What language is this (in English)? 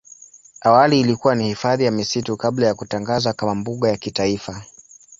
Swahili